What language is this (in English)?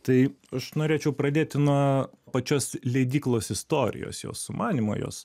Lithuanian